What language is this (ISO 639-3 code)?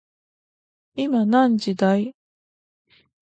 jpn